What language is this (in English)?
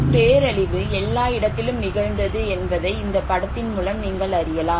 Tamil